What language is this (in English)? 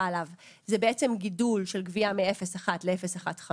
Hebrew